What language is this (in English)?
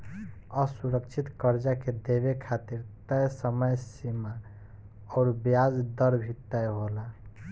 Bhojpuri